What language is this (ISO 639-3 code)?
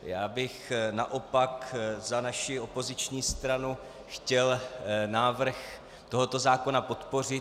ces